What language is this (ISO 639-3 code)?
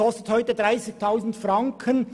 gsw